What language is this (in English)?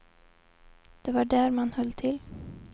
Swedish